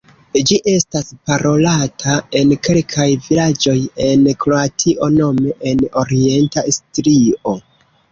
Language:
Esperanto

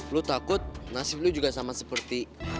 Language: Indonesian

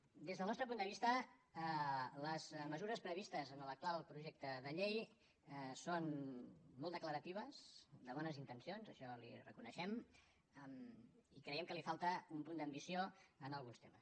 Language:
Catalan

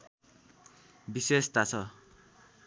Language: Nepali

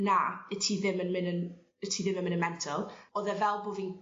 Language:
Welsh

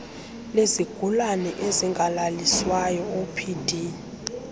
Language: Xhosa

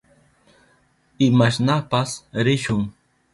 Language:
Southern Pastaza Quechua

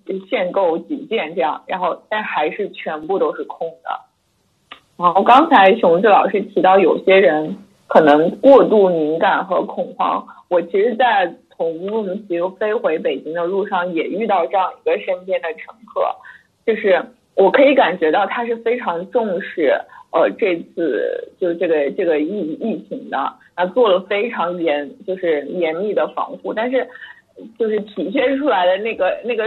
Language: Chinese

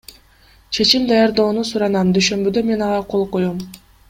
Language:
Kyrgyz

